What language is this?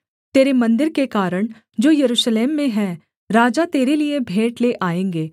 Hindi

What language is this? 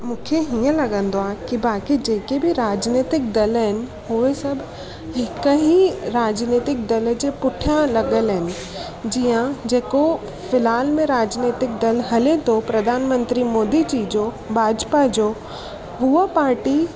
Sindhi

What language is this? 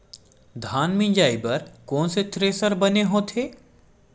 Chhattisgarhi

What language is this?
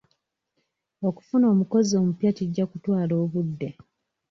Ganda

